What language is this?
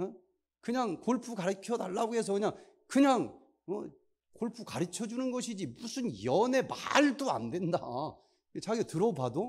Korean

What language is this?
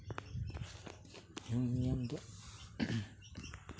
Santali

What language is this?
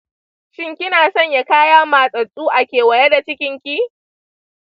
Hausa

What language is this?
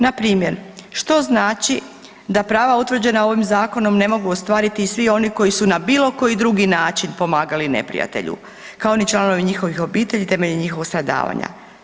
Croatian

